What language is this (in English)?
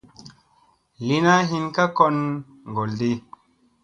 Musey